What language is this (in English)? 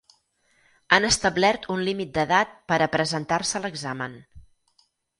Catalan